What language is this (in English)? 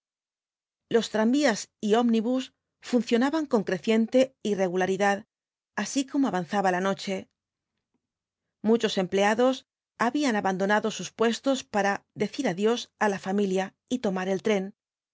Spanish